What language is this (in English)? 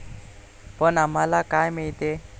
Marathi